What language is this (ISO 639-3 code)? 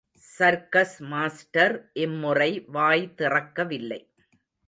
tam